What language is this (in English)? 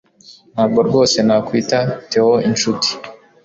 Kinyarwanda